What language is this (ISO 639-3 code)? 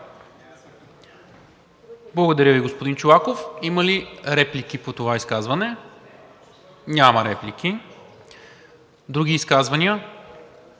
bul